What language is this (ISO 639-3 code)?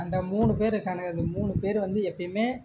tam